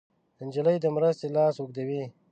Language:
Pashto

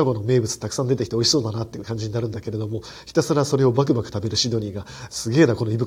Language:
Japanese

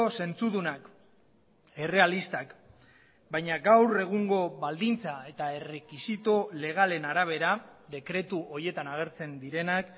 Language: Basque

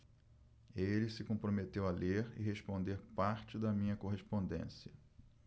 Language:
Portuguese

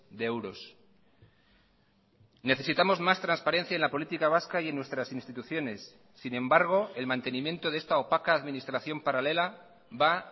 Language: Spanish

